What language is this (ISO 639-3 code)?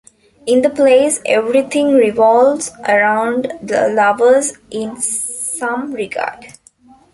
eng